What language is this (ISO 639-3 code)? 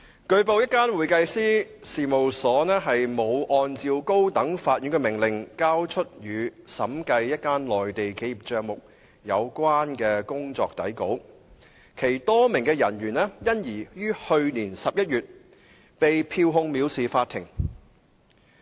yue